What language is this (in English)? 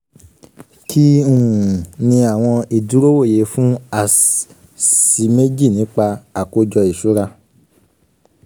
Yoruba